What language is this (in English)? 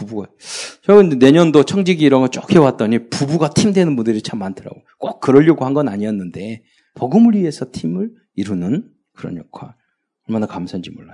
Korean